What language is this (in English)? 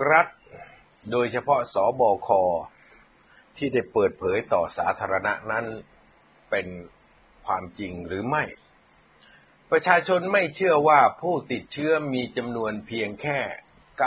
Thai